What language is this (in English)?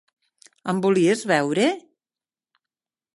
Catalan